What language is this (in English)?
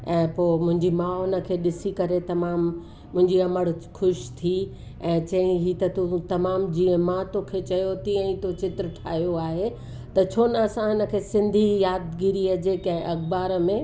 Sindhi